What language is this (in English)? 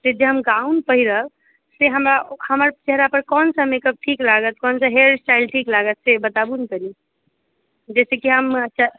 Maithili